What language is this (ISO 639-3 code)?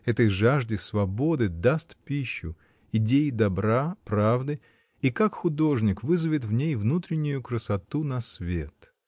rus